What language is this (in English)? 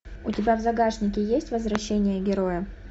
Russian